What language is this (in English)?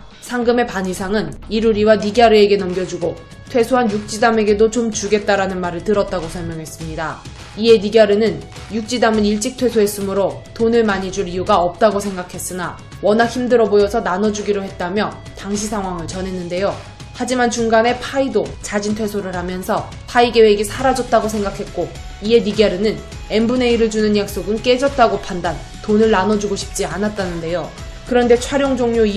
Korean